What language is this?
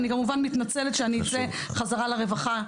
Hebrew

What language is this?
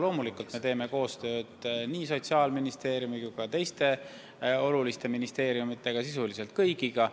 Estonian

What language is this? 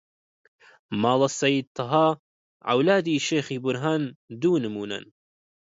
Central Kurdish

